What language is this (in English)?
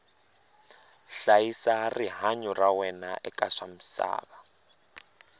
Tsonga